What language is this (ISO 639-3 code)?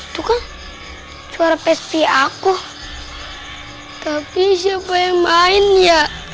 ind